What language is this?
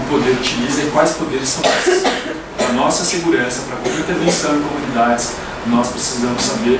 Portuguese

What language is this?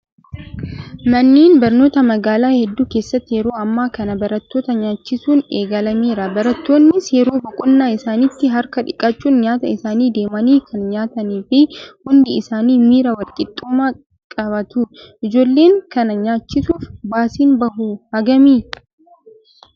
Oromo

